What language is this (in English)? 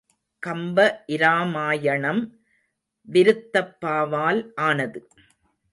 Tamil